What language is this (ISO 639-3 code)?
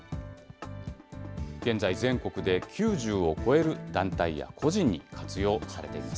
jpn